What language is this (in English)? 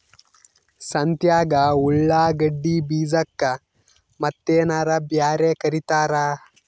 Kannada